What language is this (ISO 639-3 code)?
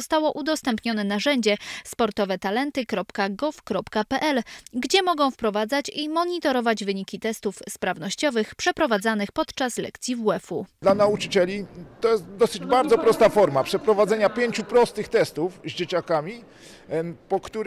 pol